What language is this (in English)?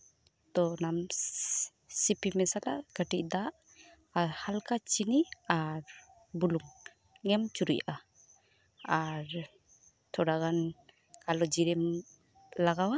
Santali